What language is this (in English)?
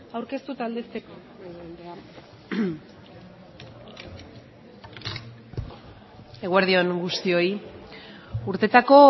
Basque